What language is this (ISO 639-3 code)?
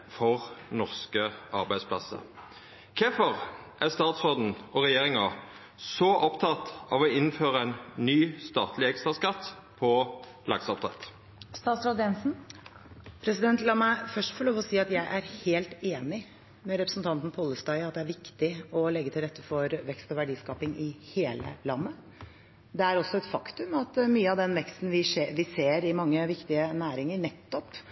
nor